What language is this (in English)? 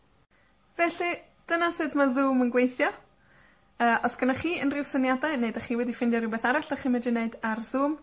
Welsh